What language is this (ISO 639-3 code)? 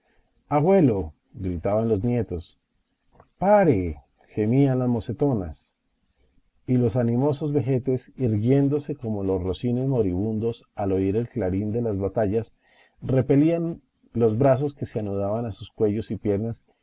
spa